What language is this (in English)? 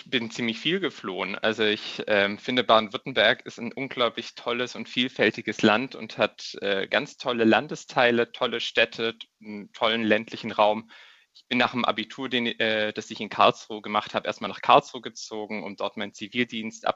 German